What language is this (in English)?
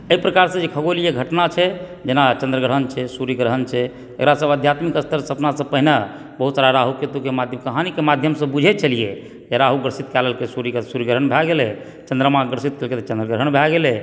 Maithili